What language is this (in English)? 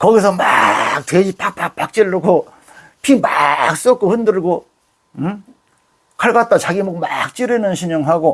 Korean